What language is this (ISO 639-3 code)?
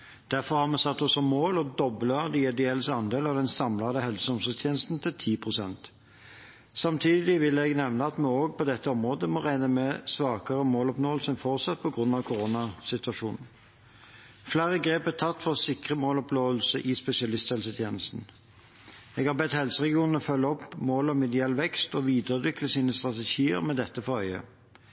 nob